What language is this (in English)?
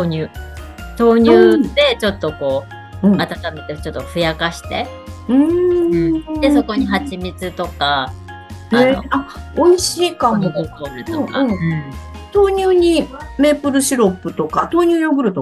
Japanese